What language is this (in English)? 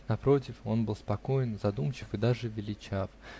Russian